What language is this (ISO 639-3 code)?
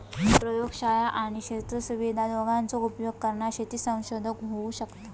mar